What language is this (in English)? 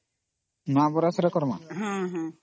Odia